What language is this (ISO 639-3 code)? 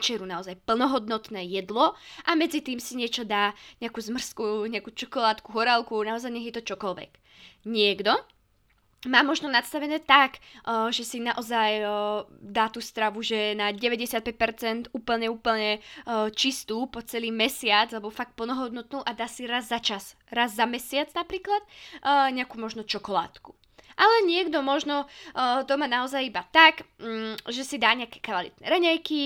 slk